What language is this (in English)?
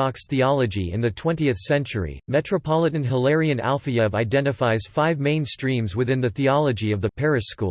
English